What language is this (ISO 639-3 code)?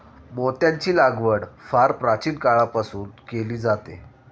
mar